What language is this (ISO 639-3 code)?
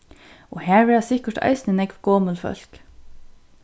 fao